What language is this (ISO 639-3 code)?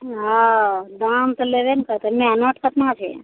mai